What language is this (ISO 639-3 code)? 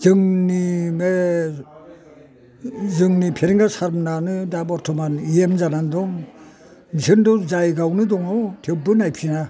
brx